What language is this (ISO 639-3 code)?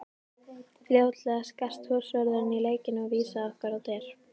isl